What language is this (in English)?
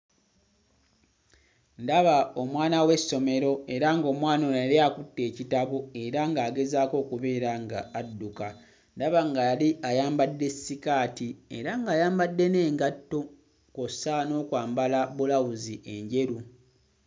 Ganda